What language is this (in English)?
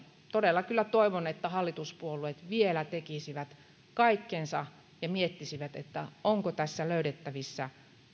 Finnish